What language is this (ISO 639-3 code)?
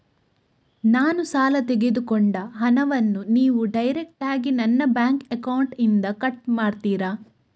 kan